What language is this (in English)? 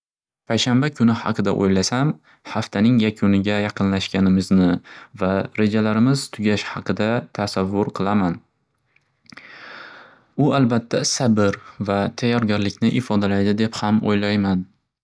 Uzbek